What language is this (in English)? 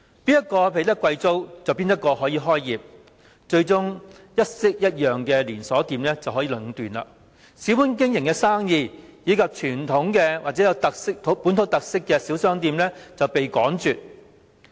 Cantonese